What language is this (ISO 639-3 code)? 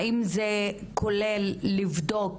heb